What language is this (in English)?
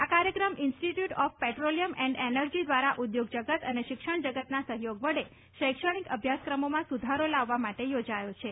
Gujarati